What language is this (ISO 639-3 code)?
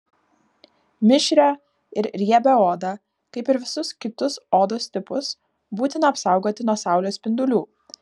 lit